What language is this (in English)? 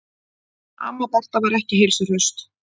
Icelandic